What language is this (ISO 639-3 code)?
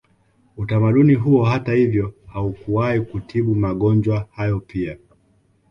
swa